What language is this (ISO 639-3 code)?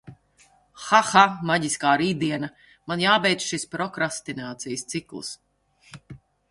lav